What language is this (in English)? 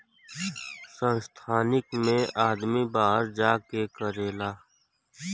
Bhojpuri